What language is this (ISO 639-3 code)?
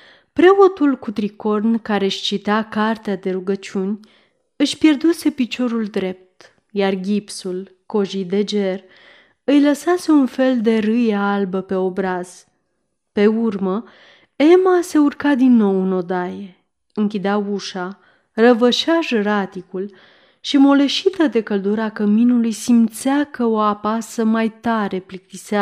ron